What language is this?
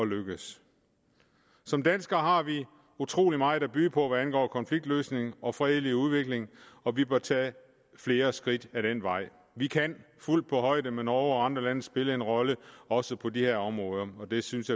Danish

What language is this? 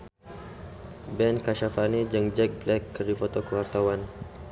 Sundanese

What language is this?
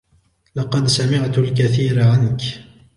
Arabic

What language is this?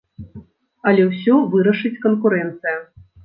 Belarusian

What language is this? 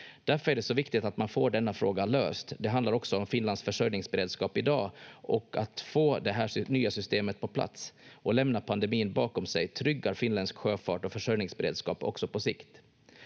Finnish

